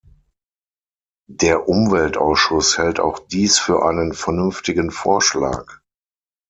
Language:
German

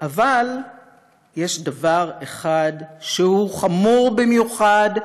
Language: Hebrew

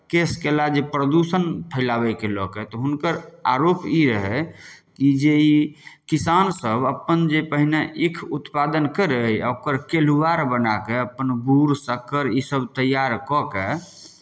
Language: Maithili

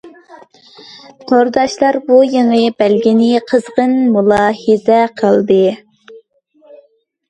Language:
Uyghur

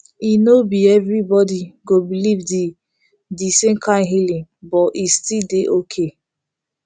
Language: Nigerian Pidgin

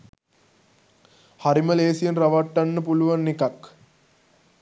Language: Sinhala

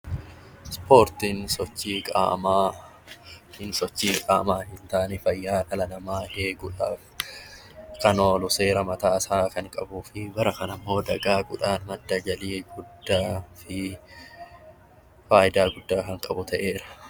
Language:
Oromo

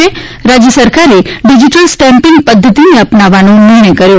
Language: Gujarati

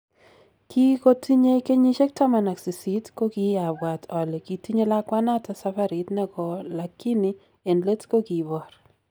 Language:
Kalenjin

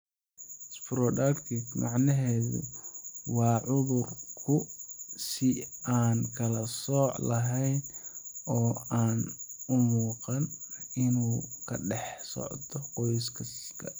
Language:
Somali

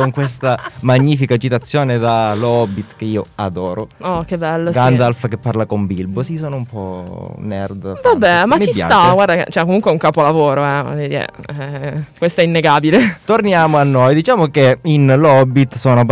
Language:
Italian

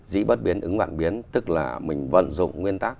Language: Vietnamese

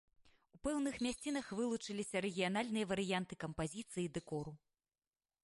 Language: Belarusian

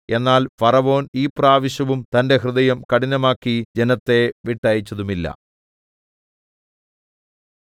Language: Malayalam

